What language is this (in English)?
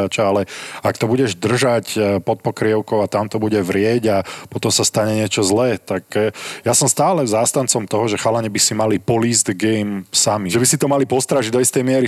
Slovak